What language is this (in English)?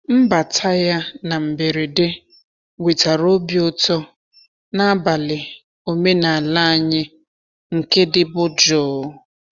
Igbo